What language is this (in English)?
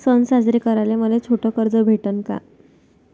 Marathi